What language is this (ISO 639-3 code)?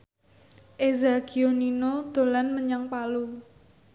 jav